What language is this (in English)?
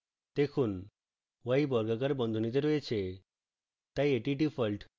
Bangla